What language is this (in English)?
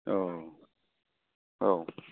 Bodo